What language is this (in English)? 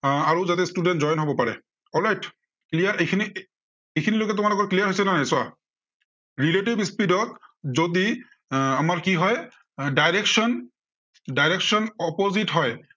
Assamese